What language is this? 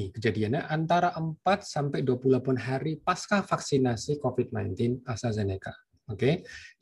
Indonesian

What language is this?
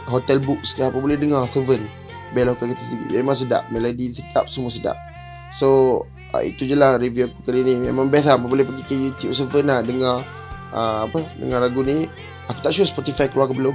Malay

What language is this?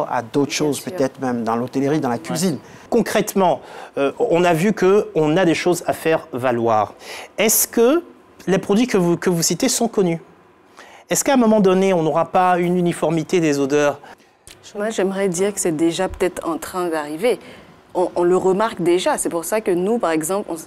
French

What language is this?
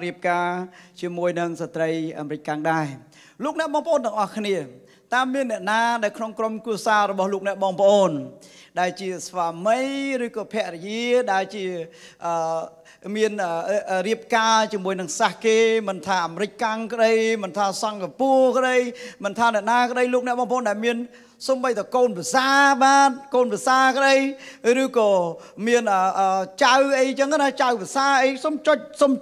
Thai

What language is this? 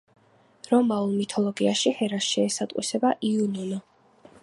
Georgian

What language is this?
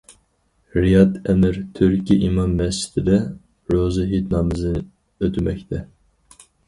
Uyghur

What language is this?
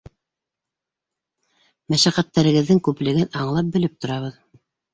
Bashkir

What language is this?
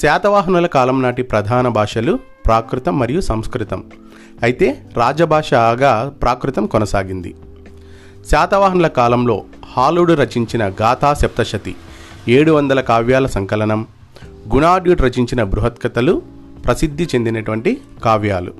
Telugu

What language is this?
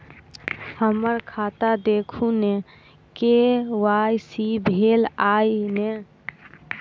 Maithili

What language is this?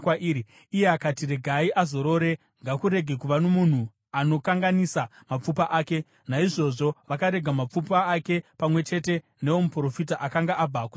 Shona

